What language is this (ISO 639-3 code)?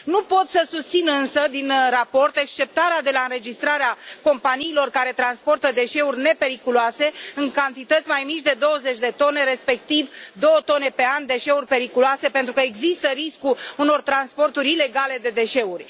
ron